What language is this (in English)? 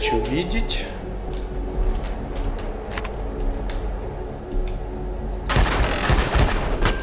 Russian